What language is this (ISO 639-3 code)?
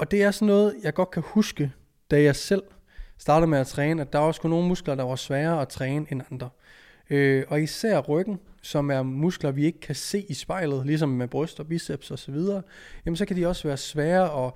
dan